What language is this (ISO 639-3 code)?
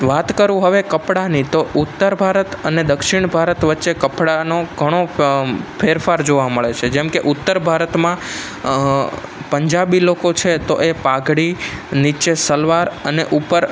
guj